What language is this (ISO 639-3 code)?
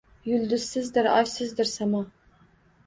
uzb